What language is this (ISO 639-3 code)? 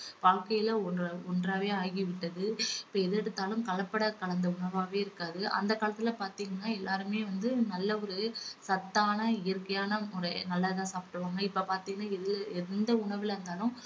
tam